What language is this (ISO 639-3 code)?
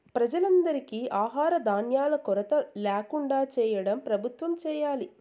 tel